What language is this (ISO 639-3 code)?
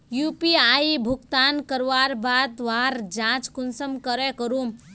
mag